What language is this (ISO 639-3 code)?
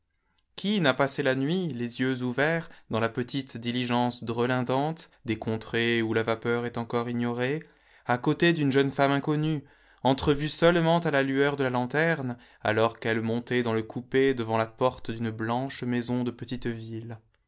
fra